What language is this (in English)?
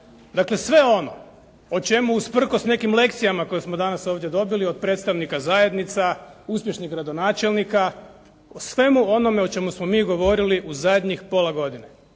Croatian